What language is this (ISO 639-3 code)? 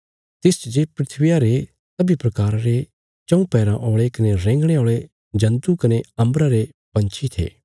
kfs